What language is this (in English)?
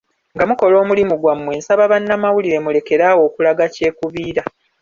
Ganda